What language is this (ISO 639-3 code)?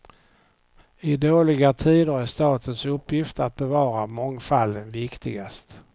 swe